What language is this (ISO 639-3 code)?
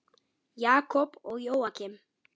isl